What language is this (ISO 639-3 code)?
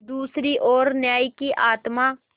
hin